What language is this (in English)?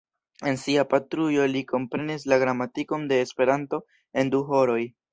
Esperanto